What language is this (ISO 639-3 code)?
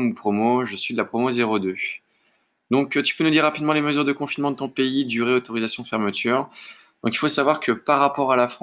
fra